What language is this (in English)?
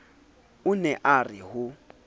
Southern Sotho